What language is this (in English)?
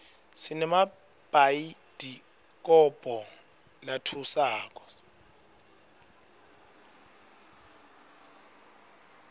Swati